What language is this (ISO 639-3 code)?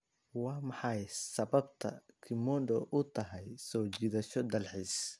som